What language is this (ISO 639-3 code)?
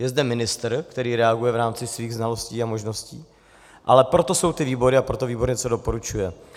ces